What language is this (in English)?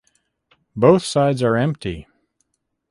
English